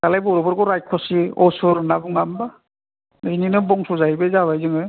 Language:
Bodo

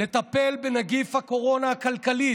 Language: Hebrew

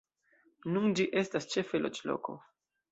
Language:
Esperanto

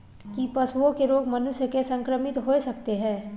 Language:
Maithili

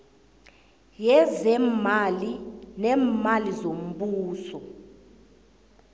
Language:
South Ndebele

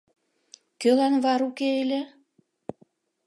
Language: Mari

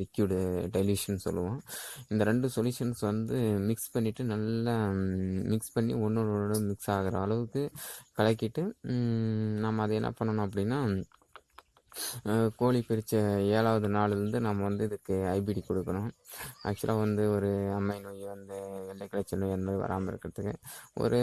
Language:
Tamil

